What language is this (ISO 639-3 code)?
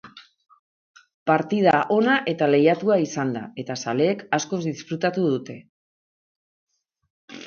eus